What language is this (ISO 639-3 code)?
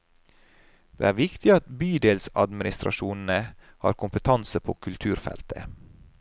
nor